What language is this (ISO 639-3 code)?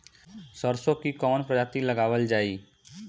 bho